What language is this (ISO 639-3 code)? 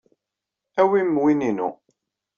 kab